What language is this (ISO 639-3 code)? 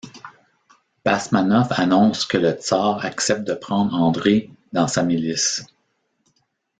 fra